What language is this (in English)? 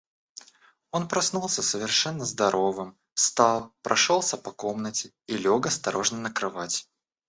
Russian